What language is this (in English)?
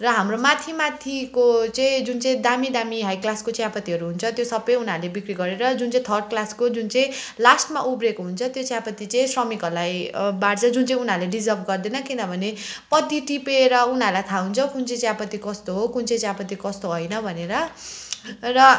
Nepali